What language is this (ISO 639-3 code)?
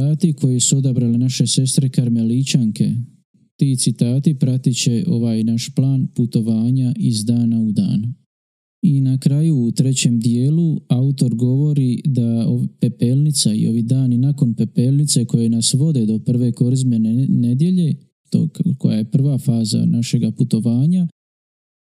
hrv